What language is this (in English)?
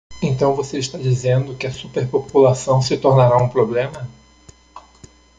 Portuguese